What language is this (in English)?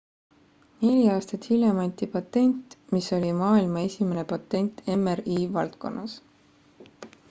Estonian